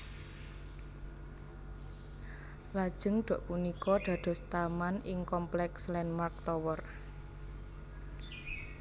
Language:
Javanese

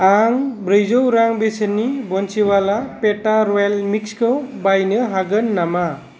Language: Bodo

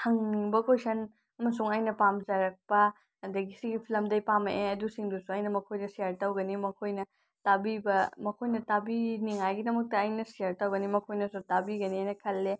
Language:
Manipuri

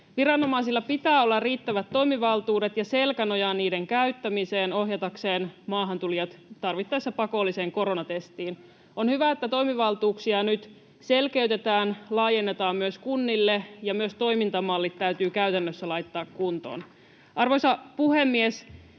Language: Finnish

